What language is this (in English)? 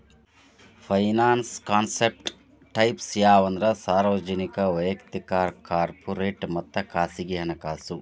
Kannada